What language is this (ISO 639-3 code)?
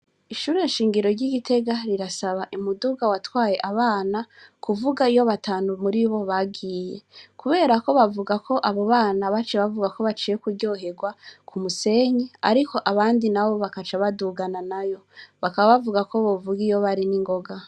run